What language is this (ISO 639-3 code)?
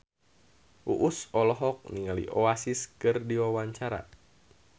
sun